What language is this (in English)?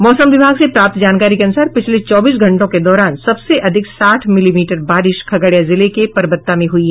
Hindi